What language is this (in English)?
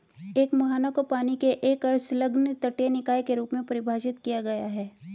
Hindi